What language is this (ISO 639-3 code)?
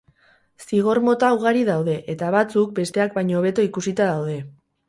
eus